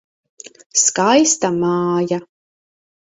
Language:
Latvian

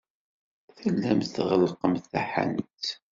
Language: Kabyle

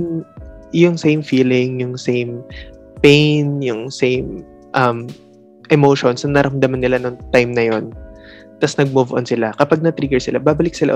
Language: Filipino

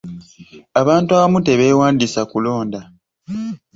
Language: Ganda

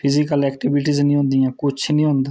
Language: Dogri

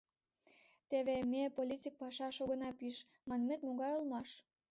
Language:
Mari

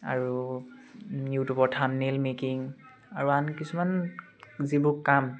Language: Assamese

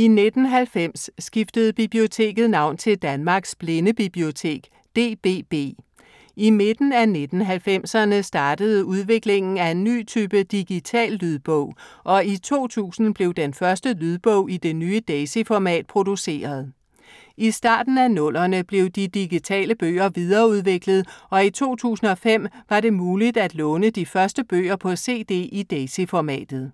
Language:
Danish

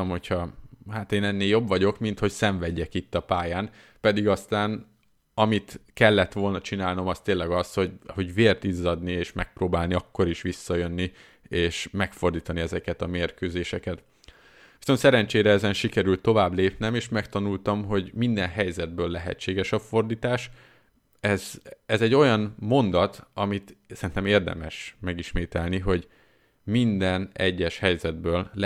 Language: Hungarian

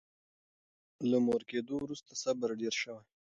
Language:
Pashto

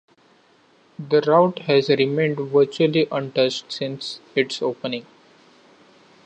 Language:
English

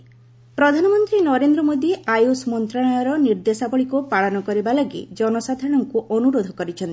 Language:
Odia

